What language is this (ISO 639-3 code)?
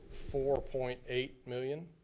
eng